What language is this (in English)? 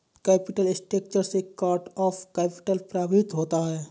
Hindi